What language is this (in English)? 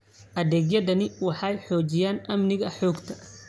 Somali